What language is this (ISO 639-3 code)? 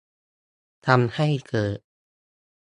tha